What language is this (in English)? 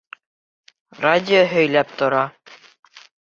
Bashkir